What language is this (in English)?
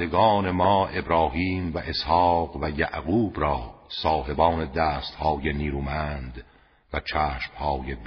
Persian